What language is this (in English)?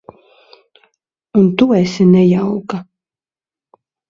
Latvian